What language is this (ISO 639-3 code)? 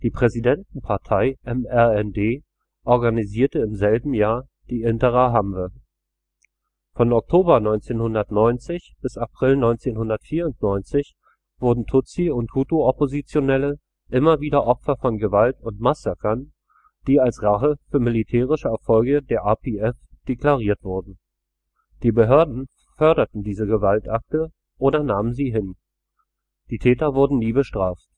deu